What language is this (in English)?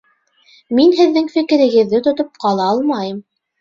Bashkir